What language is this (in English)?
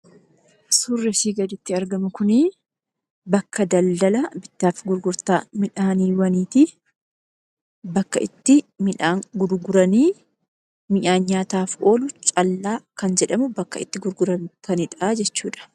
Oromo